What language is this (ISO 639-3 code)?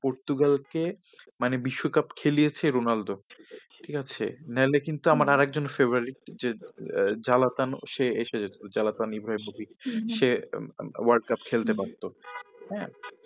ben